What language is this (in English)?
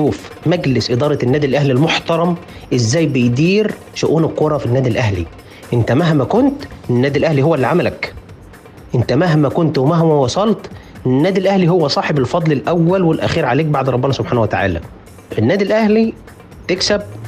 Arabic